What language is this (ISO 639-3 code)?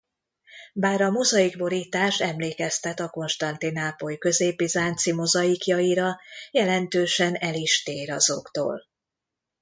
hun